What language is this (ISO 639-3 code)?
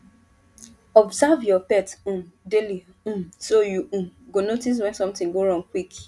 pcm